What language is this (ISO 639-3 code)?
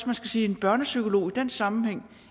dan